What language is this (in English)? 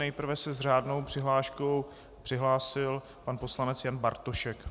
Czech